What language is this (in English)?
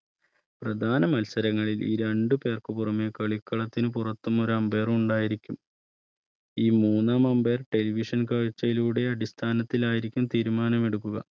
Malayalam